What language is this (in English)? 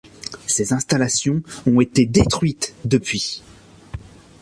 French